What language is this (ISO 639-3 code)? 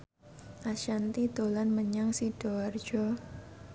jav